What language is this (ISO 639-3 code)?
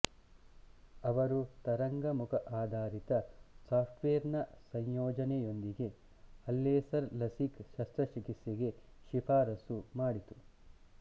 kan